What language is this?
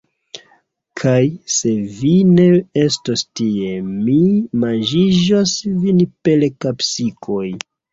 Esperanto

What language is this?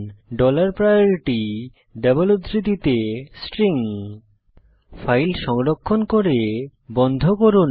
Bangla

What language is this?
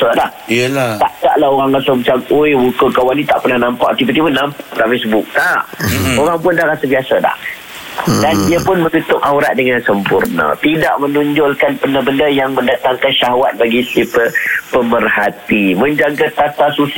Malay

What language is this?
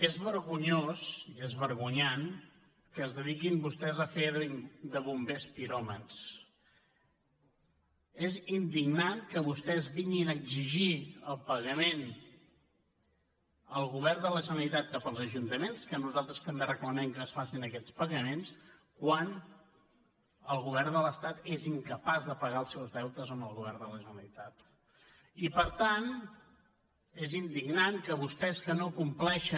Catalan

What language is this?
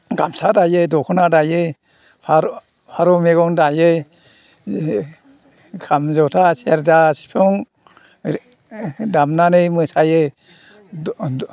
Bodo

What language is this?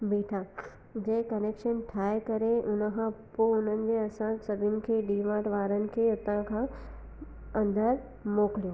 Sindhi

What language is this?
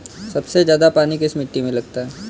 Hindi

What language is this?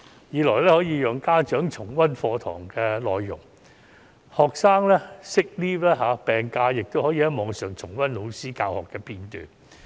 Cantonese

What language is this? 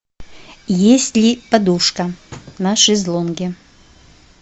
Russian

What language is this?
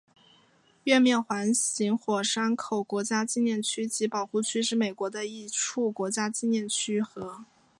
Chinese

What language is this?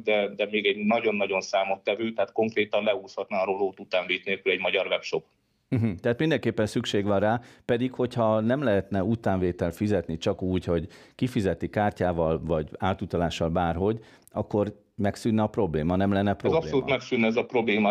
Hungarian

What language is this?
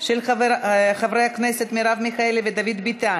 Hebrew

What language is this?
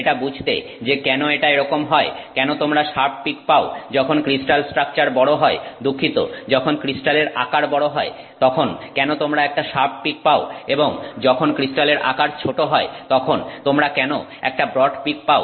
Bangla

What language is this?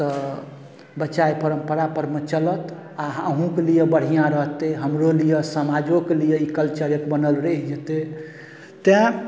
Maithili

